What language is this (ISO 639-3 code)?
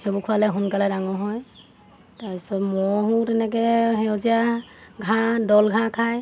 asm